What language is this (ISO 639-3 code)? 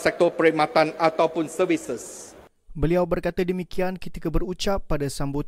msa